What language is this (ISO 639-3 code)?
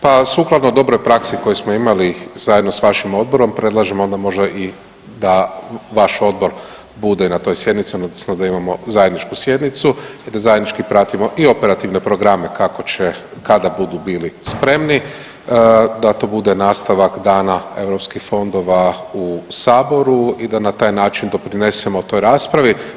hrv